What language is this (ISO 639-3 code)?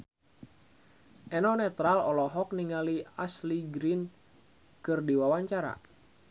sun